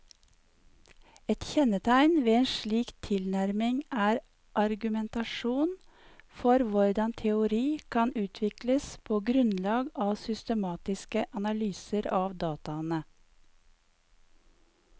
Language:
Norwegian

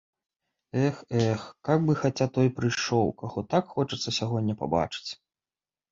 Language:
Belarusian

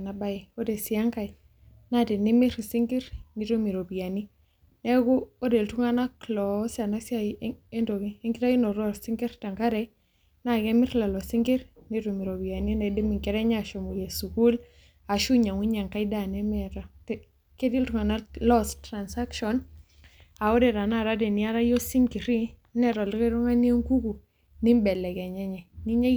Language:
Masai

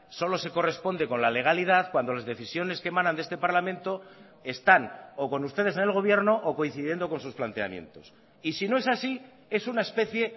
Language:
Spanish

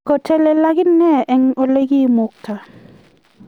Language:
Kalenjin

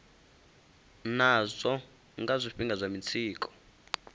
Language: Venda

